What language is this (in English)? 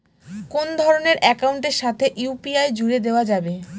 Bangla